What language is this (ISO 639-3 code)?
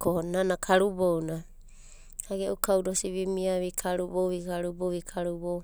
kbt